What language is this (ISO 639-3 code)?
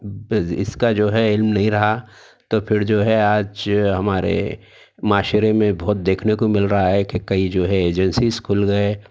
urd